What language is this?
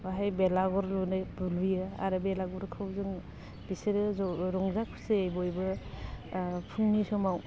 Bodo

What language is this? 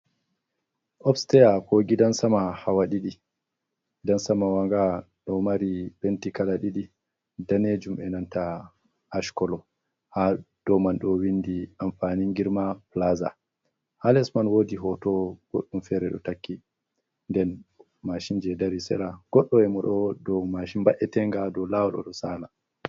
Fula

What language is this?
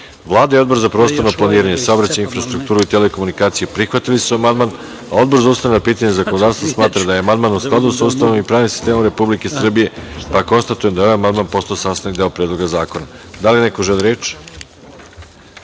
Serbian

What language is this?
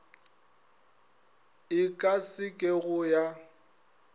Northern Sotho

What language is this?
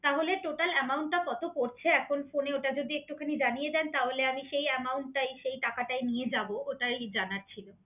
Bangla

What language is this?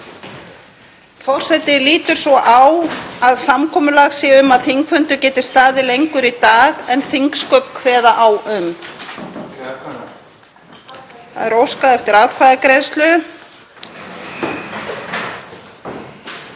Icelandic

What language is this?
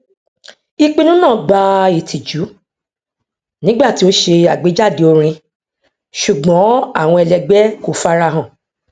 Yoruba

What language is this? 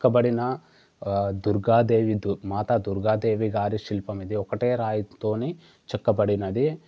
Telugu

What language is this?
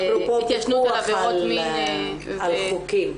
Hebrew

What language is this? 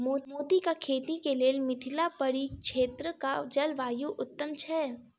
Maithili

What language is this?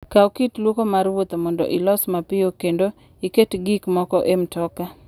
Luo (Kenya and Tanzania)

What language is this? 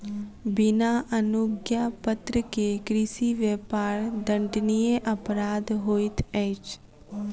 Maithili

